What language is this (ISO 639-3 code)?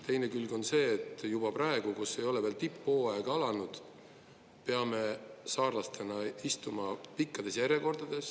est